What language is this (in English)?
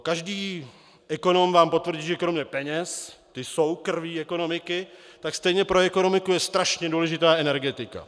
Czech